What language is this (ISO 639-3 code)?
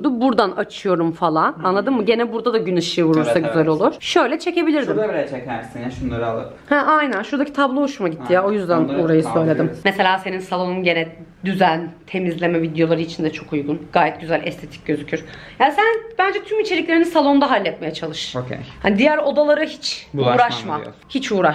tur